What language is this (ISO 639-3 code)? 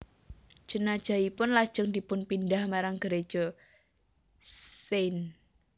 jav